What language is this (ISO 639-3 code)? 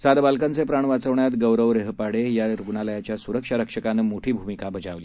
mar